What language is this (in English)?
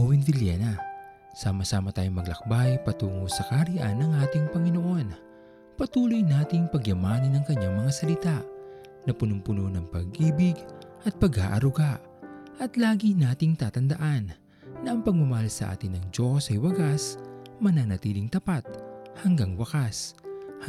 Filipino